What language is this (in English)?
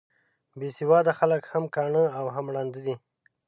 Pashto